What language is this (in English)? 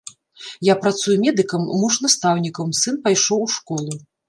Belarusian